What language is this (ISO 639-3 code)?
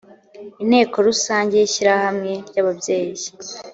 kin